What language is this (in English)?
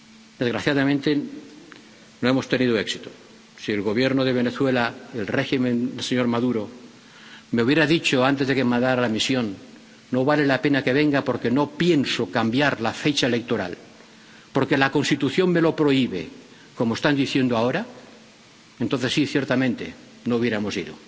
Spanish